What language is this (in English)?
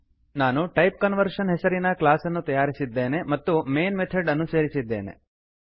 Kannada